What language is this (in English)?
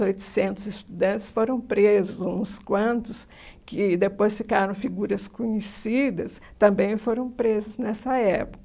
Portuguese